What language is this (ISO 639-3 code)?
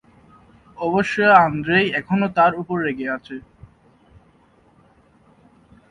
ben